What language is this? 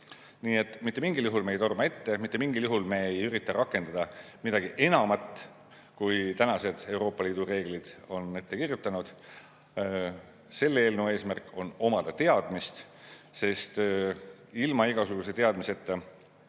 Estonian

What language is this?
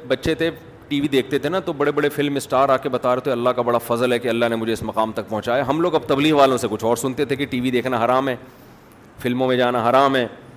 Urdu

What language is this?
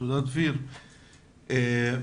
Hebrew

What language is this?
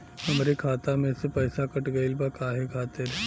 Bhojpuri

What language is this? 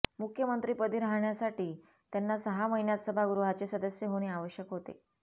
Marathi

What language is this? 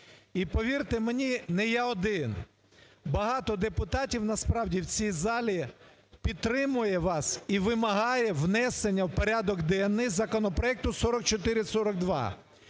Ukrainian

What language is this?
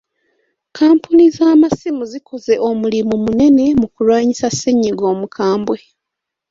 Ganda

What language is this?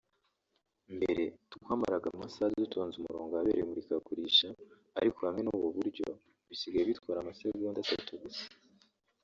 Kinyarwanda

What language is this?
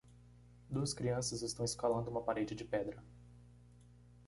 Portuguese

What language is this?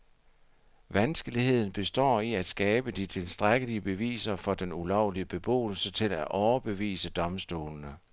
Danish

